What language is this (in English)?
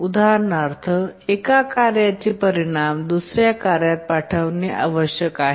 Marathi